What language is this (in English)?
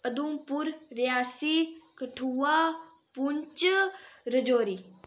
Dogri